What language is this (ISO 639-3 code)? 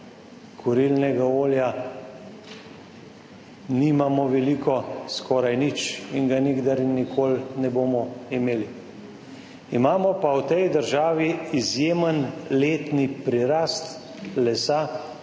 slv